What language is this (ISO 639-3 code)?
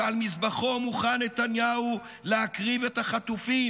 heb